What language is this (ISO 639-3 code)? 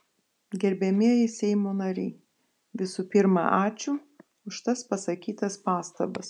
lit